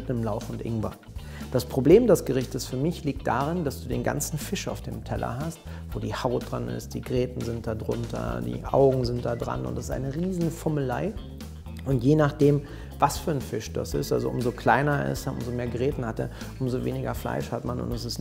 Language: German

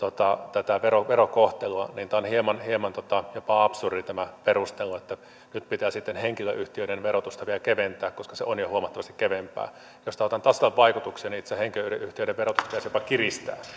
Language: Finnish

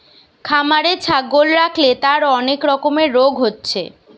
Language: Bangla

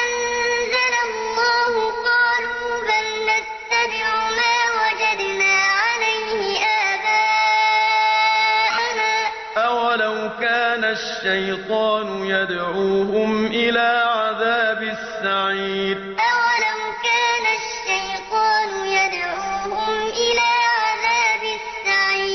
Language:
Arabic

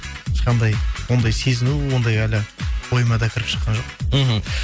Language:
Kazakh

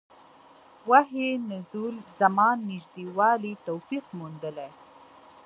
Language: Pashto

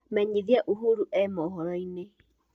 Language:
Kikuyu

